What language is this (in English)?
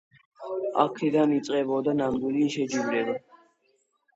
Georgian